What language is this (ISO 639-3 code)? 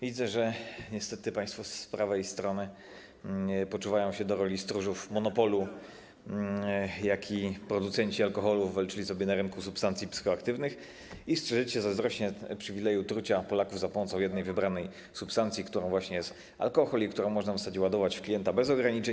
pol